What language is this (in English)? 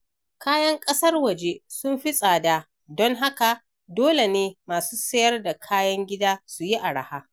Hausa